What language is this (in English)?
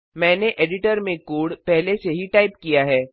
Hindi